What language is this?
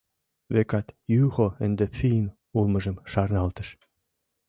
Mari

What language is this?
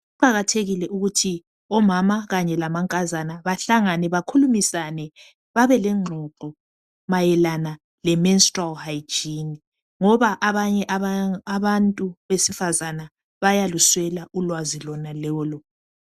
North Ndebele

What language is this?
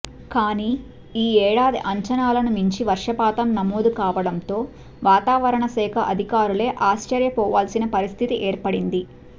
Telugu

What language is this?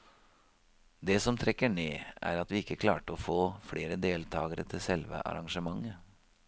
Norwegian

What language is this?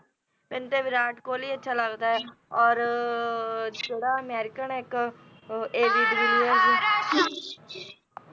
Punjabi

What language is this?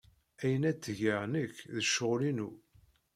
Kabyle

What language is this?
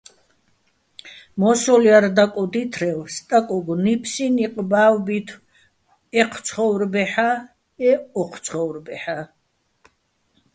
Bats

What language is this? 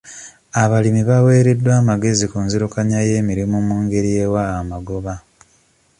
Ganda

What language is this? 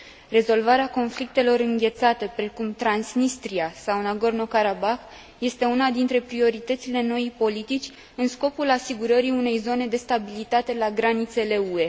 Romanian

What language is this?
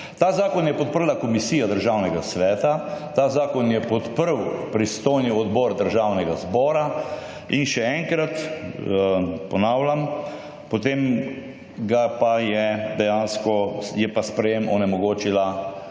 Slovenian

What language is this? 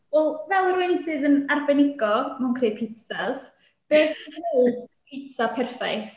Welsh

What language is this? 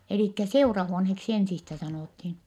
Finnish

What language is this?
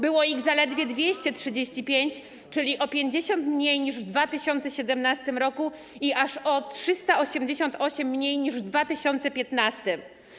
Polish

